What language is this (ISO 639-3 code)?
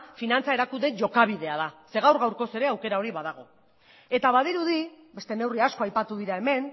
eus